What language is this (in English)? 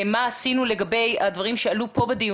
Hebrew